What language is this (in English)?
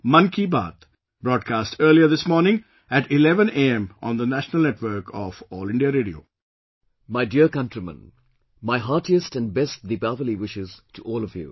English